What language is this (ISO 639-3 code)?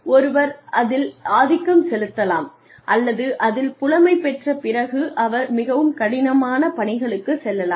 tam